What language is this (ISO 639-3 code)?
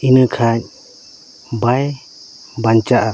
sat